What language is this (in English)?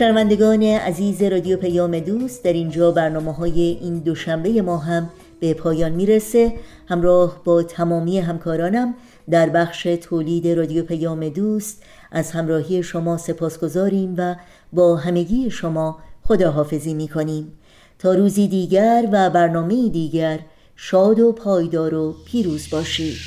Persian